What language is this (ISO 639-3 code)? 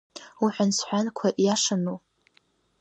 abk